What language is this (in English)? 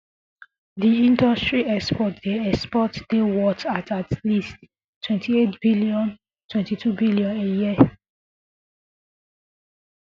Nigerian Pidgin